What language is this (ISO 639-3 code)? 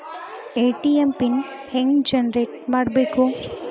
kan